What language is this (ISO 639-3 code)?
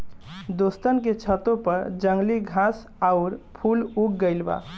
bho